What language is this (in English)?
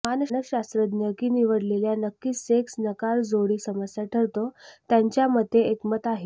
Marathi